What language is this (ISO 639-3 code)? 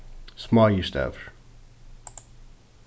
fao